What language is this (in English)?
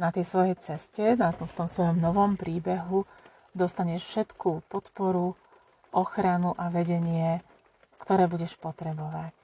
Slovak